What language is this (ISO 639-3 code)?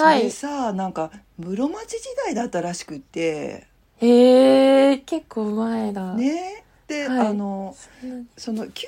jpn